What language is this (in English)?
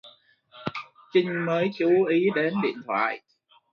Vietnamese